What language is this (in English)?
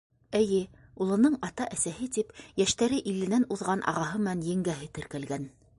Bashkir